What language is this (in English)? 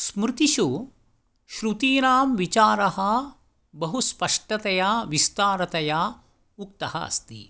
Sanskrit